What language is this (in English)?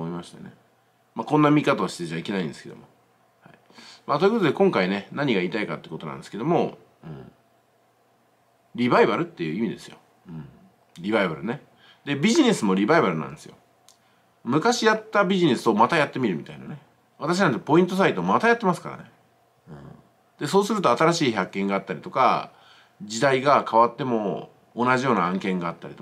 Japanese